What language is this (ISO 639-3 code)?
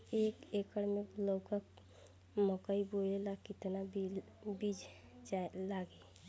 bho